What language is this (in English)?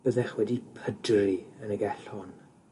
Welsh